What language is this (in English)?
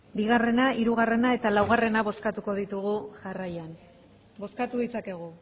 Basque